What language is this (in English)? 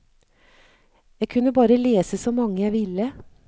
Norwegian